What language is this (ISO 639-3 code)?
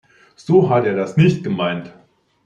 deu